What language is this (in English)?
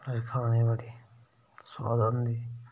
Dogri